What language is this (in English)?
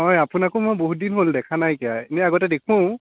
Assamese